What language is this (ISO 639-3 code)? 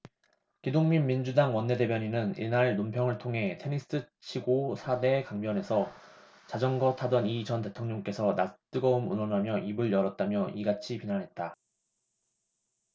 kor